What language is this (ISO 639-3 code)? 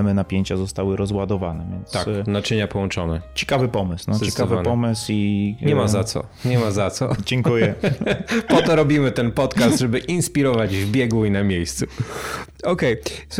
pol